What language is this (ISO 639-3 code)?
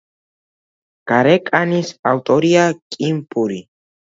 kat